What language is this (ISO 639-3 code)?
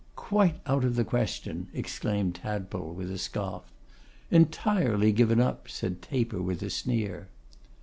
eng